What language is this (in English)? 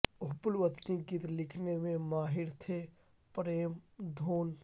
Urdu